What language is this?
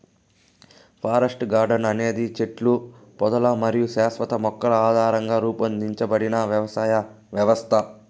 Telugu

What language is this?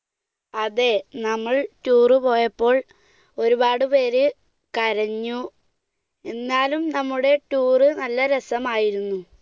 Malayalam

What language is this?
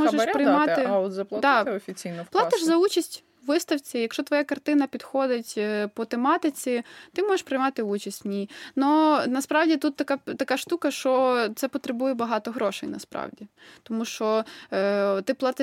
Ukrainian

